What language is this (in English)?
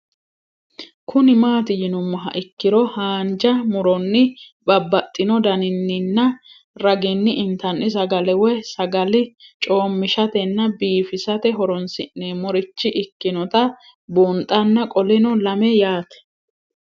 Sidamo